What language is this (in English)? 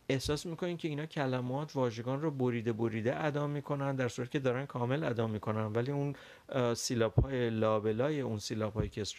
Persian